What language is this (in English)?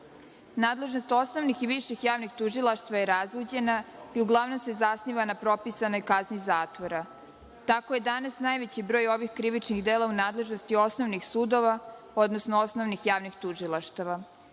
Serbian